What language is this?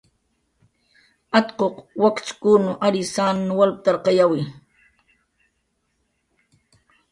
Jaqaru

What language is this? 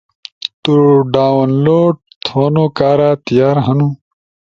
Ushojo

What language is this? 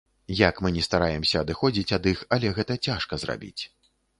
Belarusian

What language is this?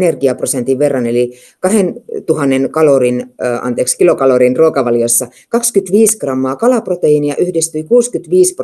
Finnish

